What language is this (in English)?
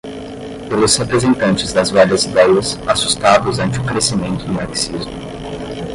Portuguese